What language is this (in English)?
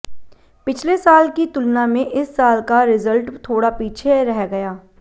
Hindi